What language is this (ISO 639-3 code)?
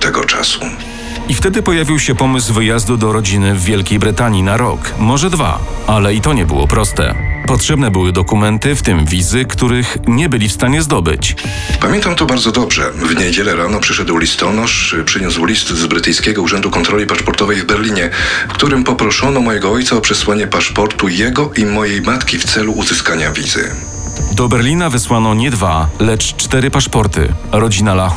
pol